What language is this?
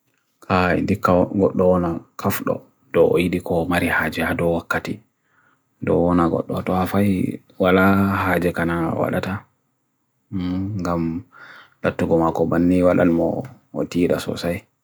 Bagirmi Fulfulde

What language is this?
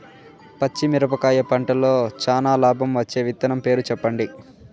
Telugu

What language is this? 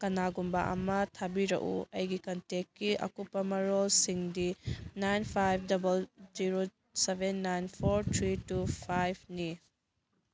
Manipuri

